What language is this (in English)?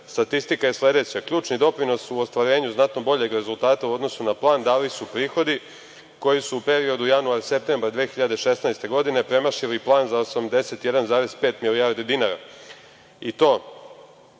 Serbian